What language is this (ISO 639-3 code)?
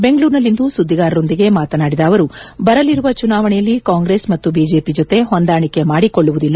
kan